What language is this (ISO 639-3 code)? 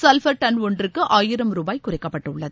tam